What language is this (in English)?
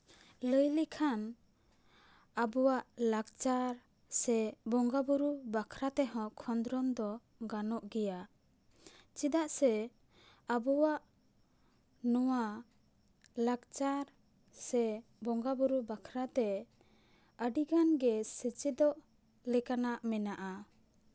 Santali